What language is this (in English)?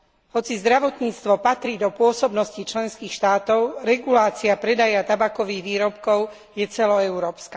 Slovak